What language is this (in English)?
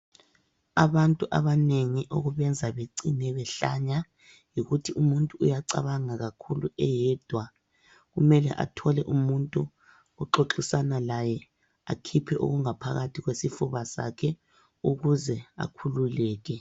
North Ndebele